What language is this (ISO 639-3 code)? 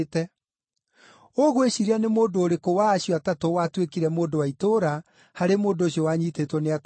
kik